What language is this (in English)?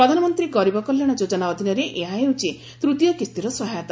Odia